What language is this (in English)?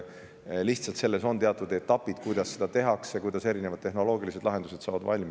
Estonian